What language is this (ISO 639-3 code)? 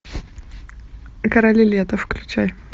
rus